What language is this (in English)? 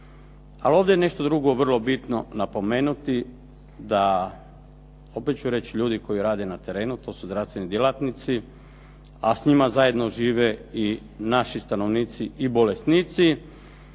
Croatian